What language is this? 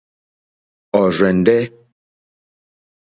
Mokpwe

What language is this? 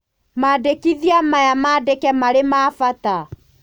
Kikuyu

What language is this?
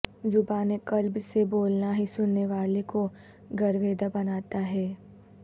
Urdu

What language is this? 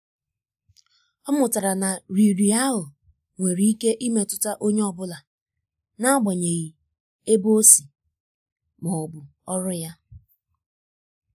Igbo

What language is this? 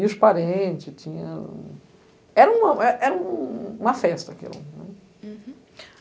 Portuguese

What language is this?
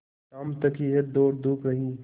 Hindi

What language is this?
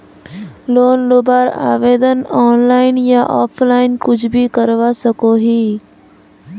Magahi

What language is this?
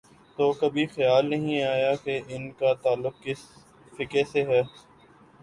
Urdu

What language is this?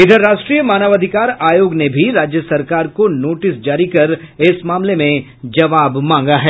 Hindi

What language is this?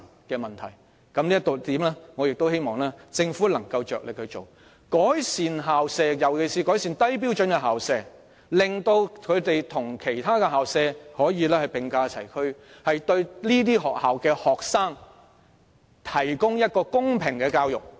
Cantonese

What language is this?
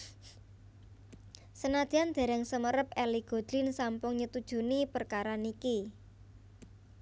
Javanese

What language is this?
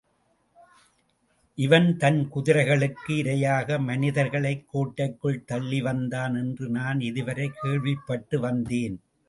Tamil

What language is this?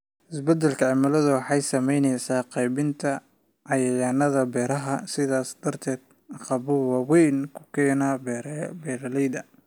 Somali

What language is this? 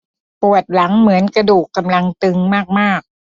Thai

